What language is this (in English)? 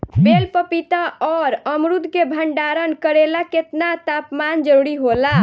Bhojpuri